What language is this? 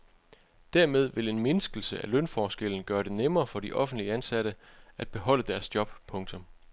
Danish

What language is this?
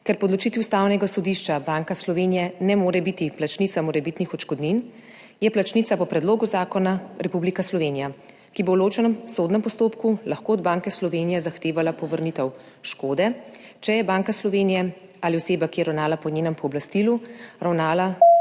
Slovenian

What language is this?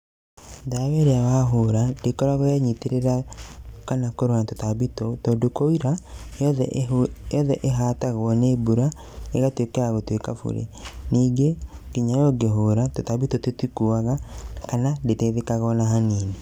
Kikuyu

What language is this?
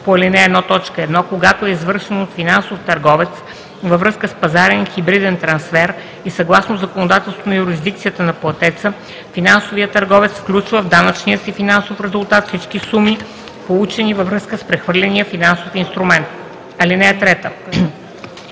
Bulgarian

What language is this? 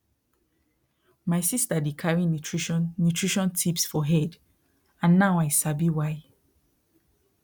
Nigerian Pidgin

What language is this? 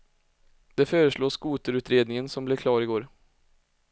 Swedish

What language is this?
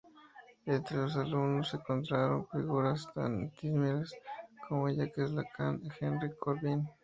Spanish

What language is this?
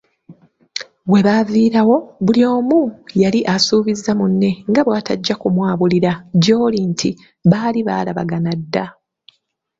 Ganda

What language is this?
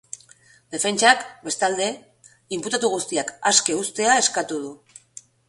Basque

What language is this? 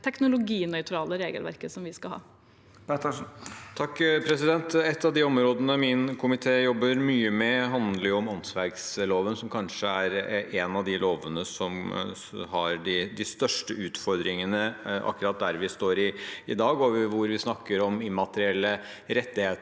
Norwegian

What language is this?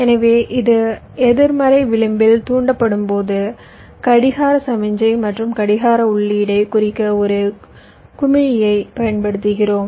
Tamil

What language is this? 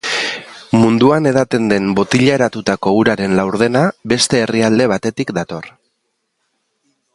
Basque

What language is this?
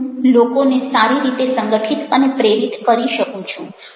Gujarati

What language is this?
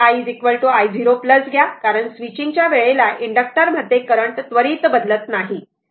Marathi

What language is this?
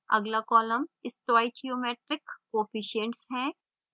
Hindi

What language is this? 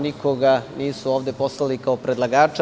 Serbian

